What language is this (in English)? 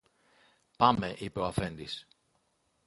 Greek